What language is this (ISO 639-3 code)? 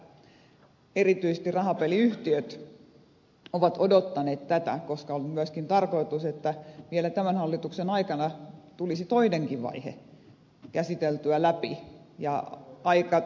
fin